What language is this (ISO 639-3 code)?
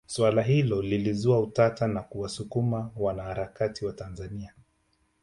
swa